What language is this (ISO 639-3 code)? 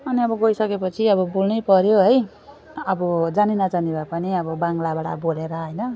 nep